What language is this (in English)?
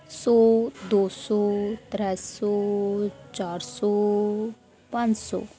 Dogri